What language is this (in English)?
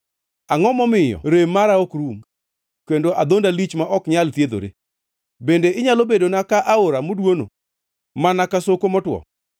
Luo (Kenya and Tanzania)